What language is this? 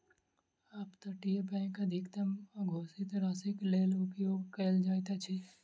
Maithili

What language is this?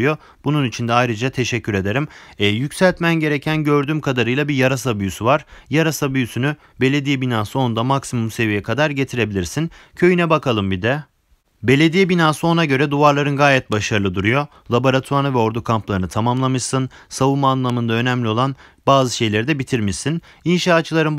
Turkish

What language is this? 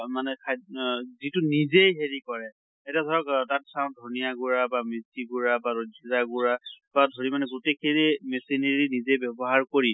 Assamese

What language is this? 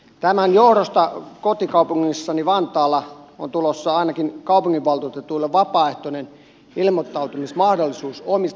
Finnish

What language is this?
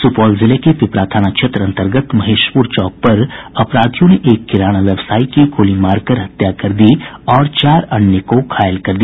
Hindi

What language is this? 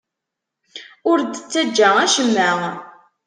Kabyle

